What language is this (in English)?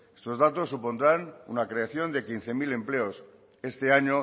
Spanish